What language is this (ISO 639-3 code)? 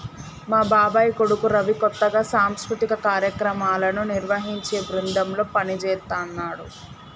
tel